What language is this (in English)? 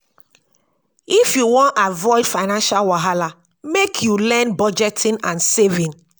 Nigerian Pidgin